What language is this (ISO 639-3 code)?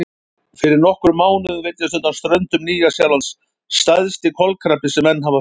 isl